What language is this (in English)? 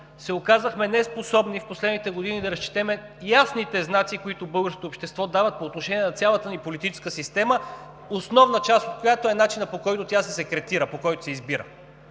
Bulgarian